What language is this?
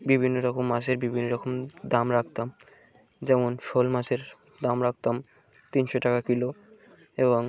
Bangla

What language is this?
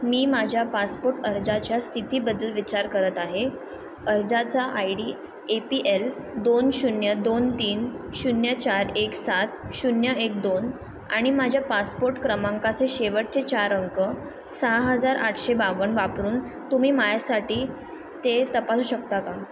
Marathi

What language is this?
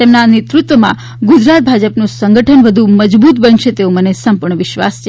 Gujarati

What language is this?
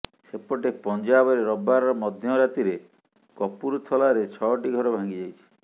Odia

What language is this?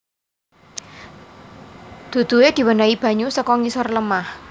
Javanese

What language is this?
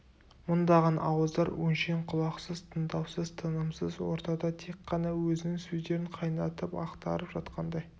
Kazakh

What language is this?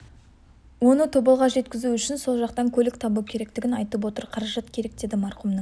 Kazakh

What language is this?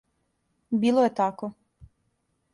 Serbian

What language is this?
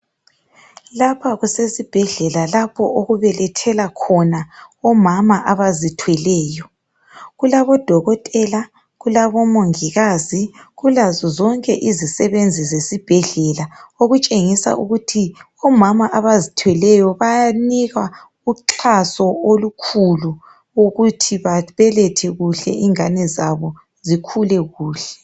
North Ndebele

